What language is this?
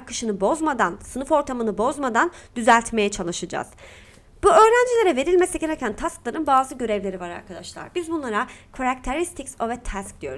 Turkish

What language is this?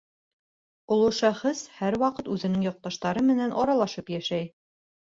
Bashkir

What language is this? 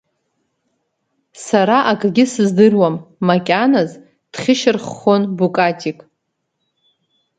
Abkhazian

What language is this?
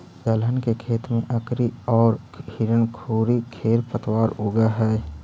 Magahi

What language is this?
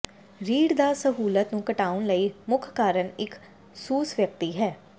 Punjabi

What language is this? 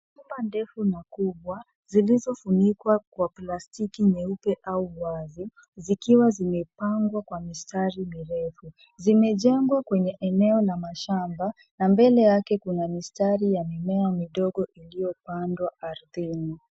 Swahili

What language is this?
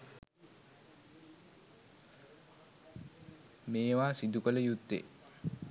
Sinhala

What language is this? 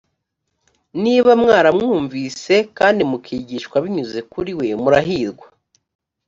Kinyarwanda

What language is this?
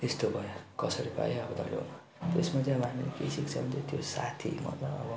Nepali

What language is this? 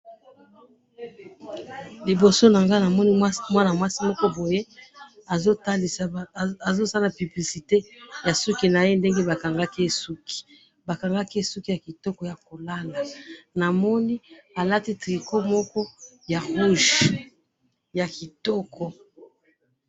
Lingala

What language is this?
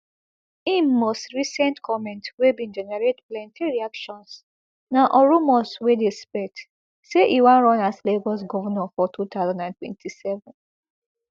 Nigerian Pidgin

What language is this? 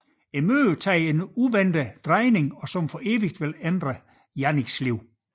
Danish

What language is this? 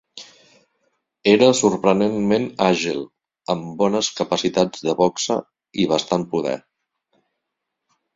Catalan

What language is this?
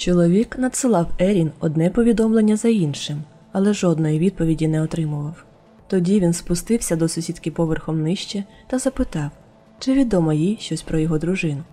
Ukrainian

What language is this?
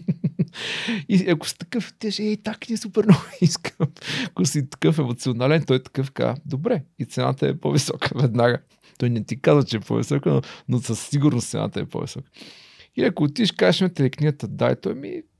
Bulgarian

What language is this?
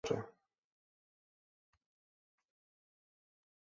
Czech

